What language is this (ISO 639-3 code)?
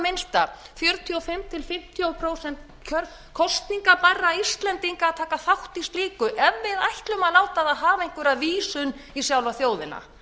isl